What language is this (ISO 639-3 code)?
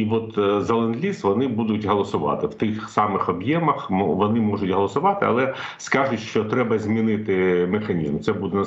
ukr